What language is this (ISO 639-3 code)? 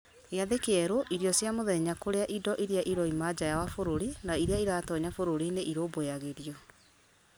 kik